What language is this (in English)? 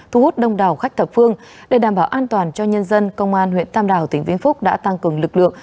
Vietnamese